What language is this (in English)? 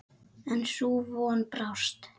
Icelandic